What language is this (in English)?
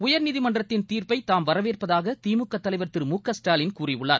Tamil